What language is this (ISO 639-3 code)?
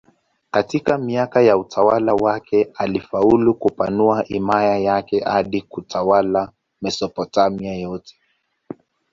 swa